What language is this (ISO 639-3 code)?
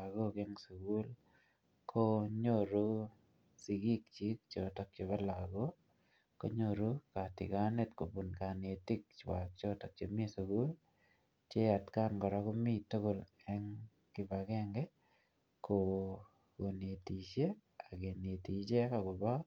kln